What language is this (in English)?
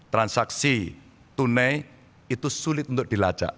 Indonesian